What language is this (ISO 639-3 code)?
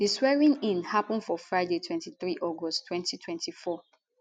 pcm